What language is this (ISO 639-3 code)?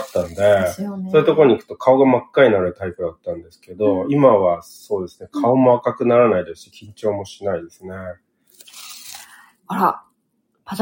jpn